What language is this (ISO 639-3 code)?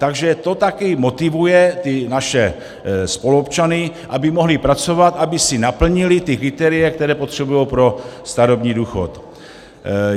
ces